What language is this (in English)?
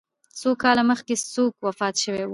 Pashto